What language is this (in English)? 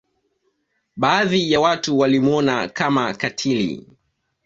Swahili